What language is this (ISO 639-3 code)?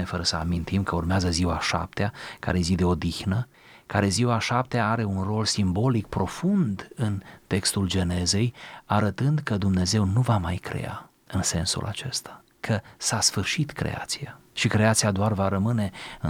ron